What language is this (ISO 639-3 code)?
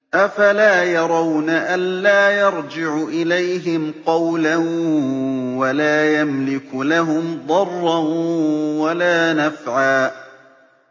ara